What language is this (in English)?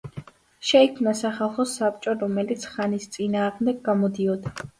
Georgian